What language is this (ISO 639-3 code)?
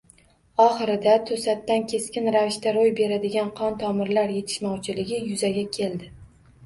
uzb